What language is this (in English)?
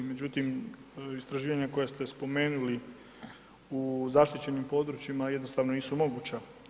Croatian